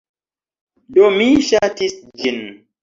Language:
Esperanto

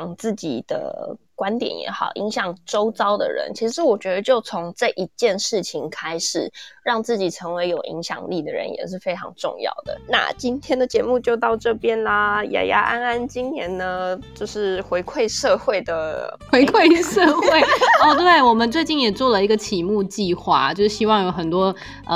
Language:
Chinese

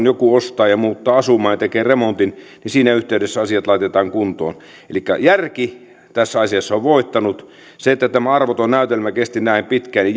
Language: Finnish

